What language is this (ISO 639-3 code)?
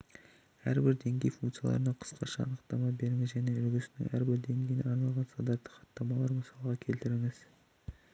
kaz